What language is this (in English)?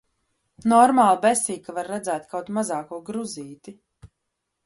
Latvian